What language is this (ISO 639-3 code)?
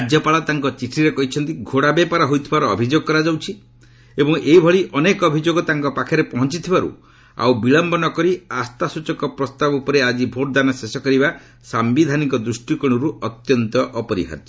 ori